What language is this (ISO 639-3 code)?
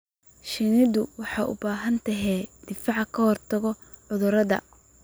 som